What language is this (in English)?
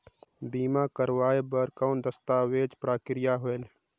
Chhattisgarhi